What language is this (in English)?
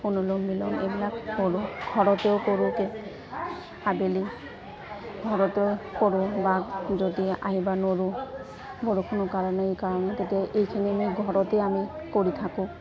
Assamese